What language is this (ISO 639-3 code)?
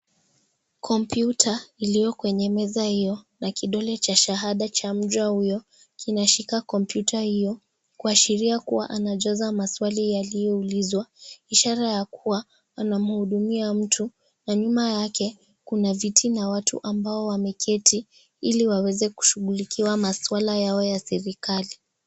swa